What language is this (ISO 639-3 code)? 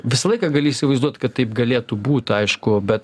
lit